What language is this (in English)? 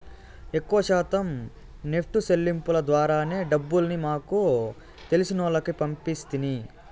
Telugu